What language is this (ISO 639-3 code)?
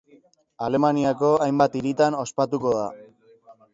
eus